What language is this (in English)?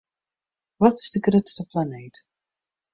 Western Frisian